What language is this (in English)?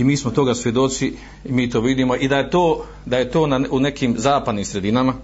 Croatian